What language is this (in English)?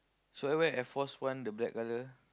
English